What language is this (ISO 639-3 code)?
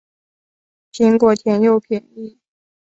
zho